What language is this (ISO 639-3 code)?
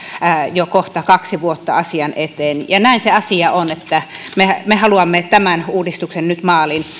fin